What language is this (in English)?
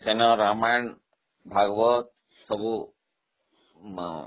Odia